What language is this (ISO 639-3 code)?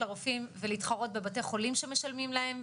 heb